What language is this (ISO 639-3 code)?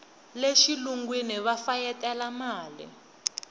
tso